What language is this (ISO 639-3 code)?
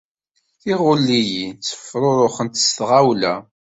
kab